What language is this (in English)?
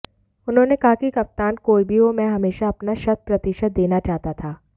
Hindi